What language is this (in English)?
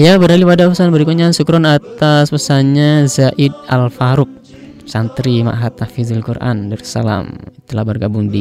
Indonesian